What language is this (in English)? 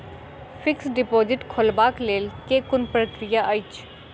Maithili